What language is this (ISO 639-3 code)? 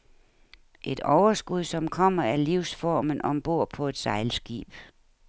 dan